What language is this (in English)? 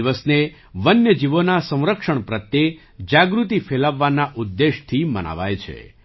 Gujarati